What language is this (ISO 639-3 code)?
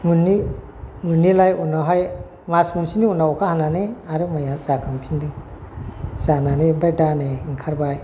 brx